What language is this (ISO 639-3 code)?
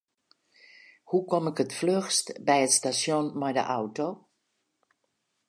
fry